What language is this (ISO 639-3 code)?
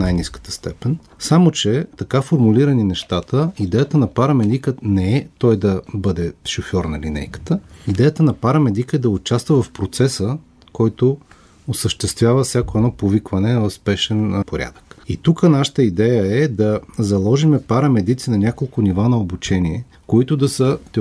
bul